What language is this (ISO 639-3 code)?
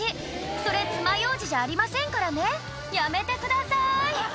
jpn